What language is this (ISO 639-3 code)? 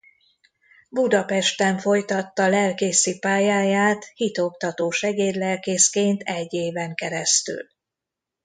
hun